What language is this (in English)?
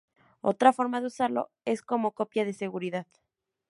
Spanish